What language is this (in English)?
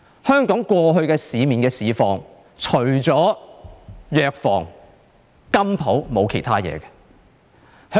Cantonese